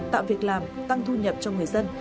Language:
Vietnamese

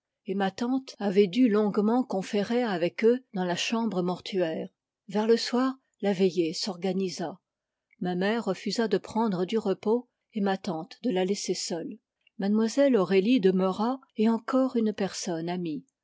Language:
French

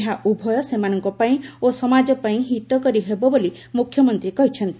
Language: Odia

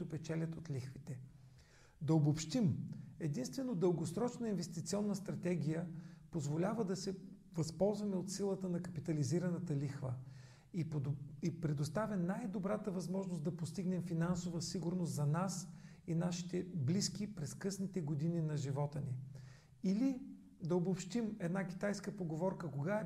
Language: Bulgarian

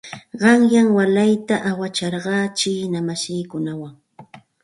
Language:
Santa Ana de Tusi Pasco Quechua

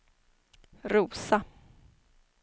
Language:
Swedish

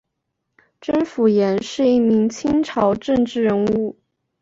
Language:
Chinese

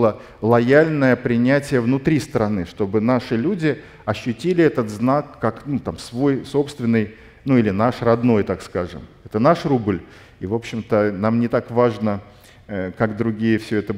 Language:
Russian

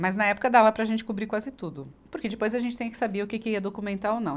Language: Portuguese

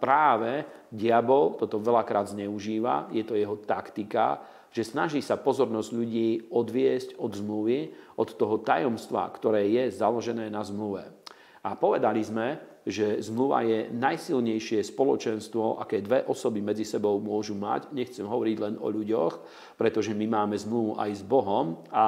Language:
Slovak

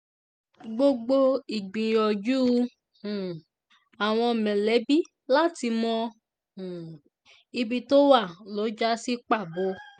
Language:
Yoruba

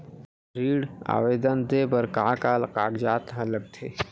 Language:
Chhattisgarhi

